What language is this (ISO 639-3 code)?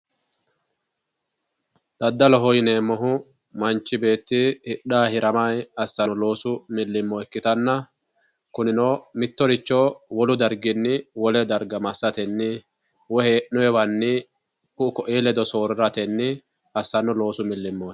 sid